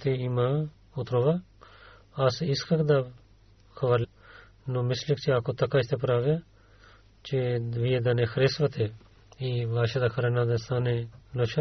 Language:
Bulgarian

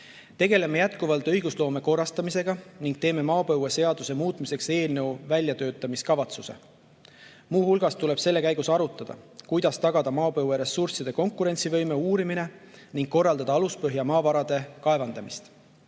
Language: Estonian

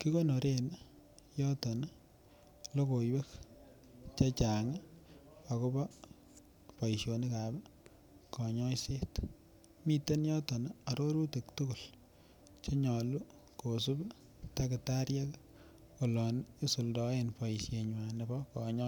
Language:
Kalenjin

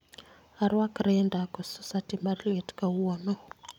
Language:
Luo (Kenya and Tanzania)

